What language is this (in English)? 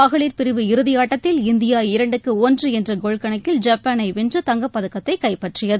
Tamil